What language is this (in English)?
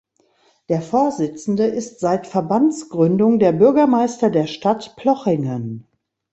German